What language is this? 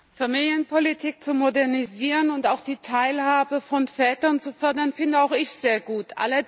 German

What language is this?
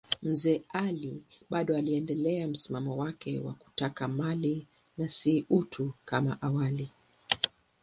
Swahili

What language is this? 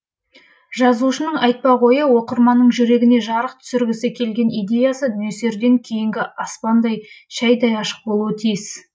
Kazakh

